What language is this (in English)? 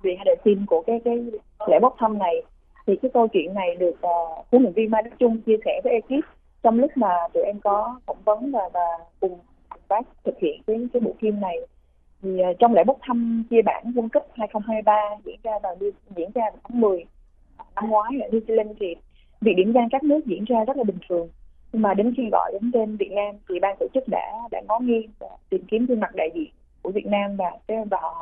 Vietnamese